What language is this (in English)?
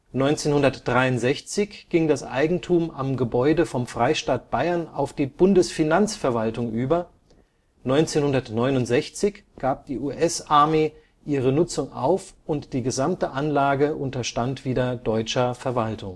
German